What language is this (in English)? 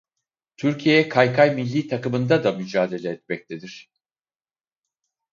Turkish